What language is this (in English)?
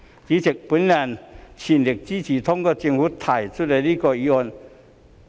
Cantonese